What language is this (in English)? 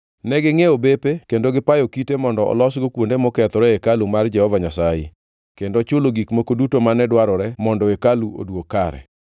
Luo (Kenya and Tanzania)